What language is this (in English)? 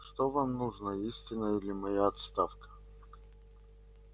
Russian